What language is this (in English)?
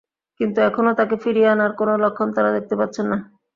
Bangla